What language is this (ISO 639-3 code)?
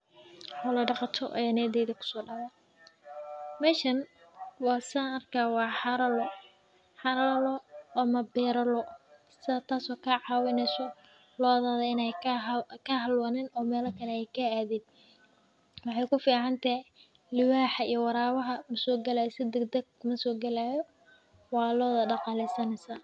som